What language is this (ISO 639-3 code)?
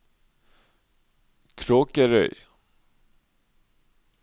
nor